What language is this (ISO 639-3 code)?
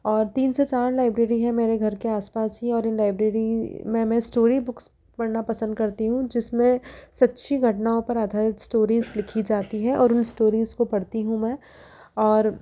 hin